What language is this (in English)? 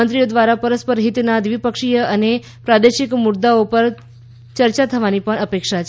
Gujarati